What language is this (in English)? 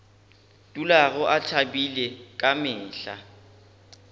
Northern Sotho